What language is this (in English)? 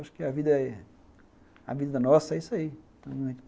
Portuguese